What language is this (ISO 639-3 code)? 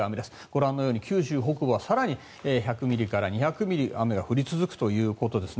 jpn